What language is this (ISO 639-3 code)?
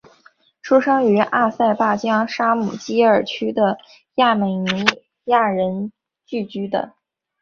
zho